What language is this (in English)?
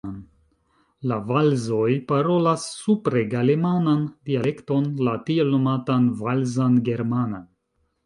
Esperanto